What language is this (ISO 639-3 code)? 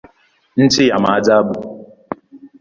swa